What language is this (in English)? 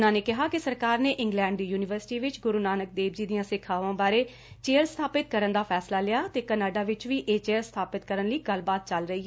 Punjabi